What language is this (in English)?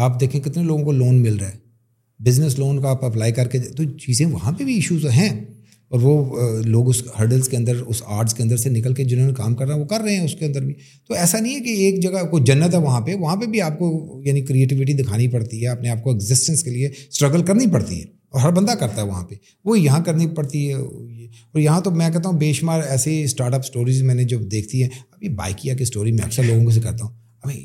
Urdu